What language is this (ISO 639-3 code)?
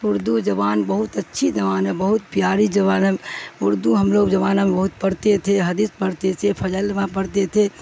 urd